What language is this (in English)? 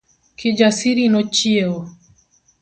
Luo (Kenya and Tanzania)